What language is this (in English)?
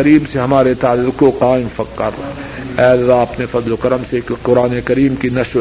Urdu